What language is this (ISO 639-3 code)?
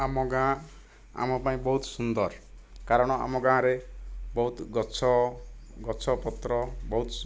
ori